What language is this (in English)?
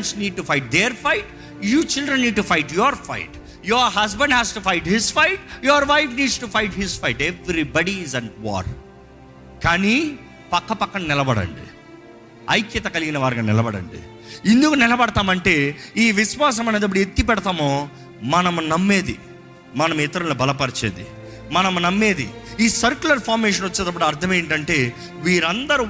Telugu